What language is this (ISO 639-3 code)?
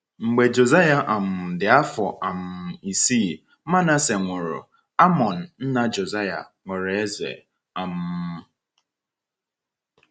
ibo